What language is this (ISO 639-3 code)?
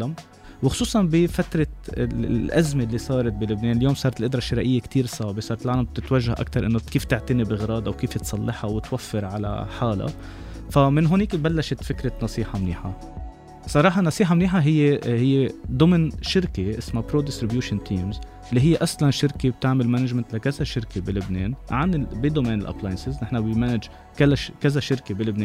ara